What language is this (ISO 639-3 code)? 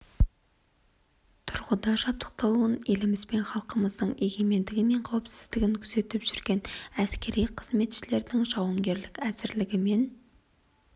kaz